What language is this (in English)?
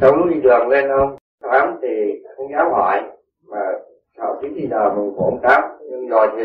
Vietnamese